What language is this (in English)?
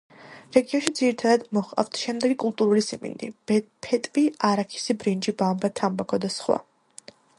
Georgian